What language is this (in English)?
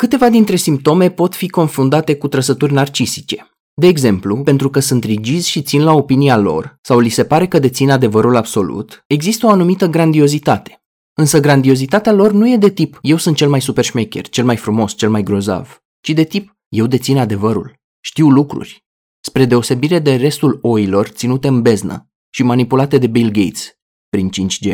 Romanian